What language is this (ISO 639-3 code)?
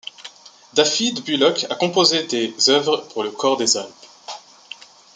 fra